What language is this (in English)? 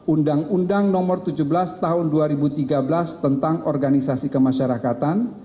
Indonesian